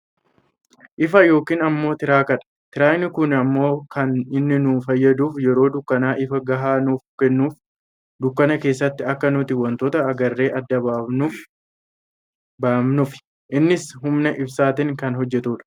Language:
Oromo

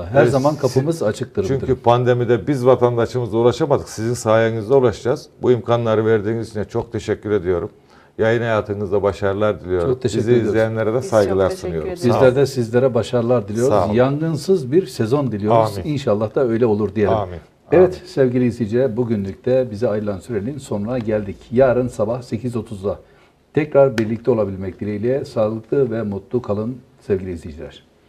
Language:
Turkish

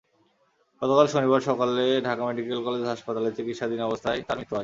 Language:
Bangla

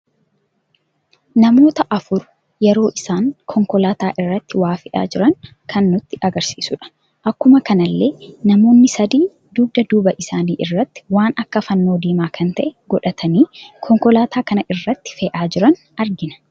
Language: Oromo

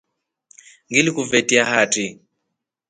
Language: Rombo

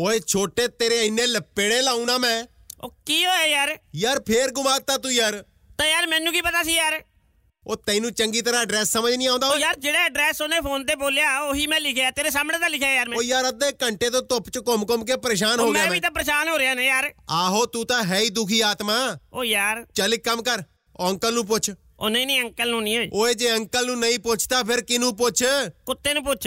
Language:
Punjabi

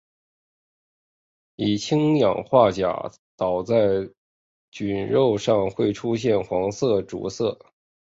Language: Chinese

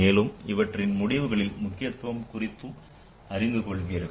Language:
Tamil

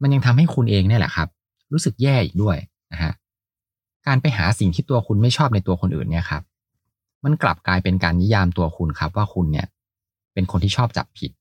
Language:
Thai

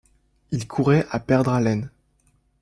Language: French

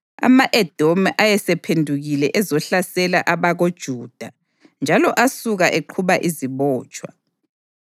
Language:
North Ndebele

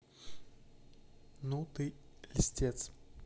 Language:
Russian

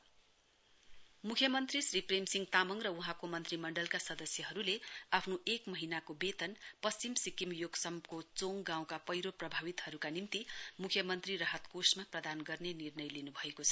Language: Nepali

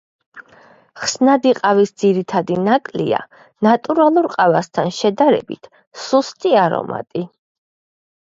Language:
Georgian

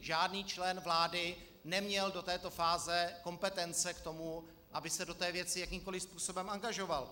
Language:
Czech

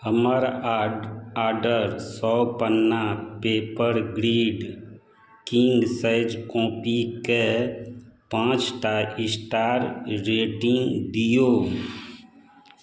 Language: Maithili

